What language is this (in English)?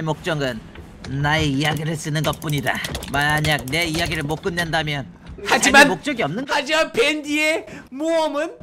Korean